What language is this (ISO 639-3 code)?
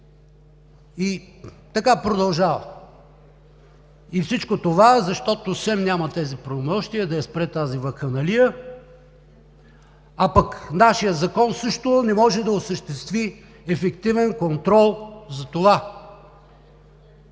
bul